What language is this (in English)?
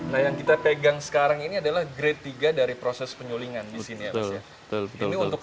Indonesian